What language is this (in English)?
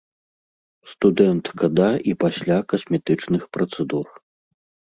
Belarusian